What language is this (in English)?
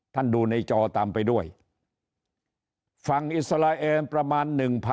Thai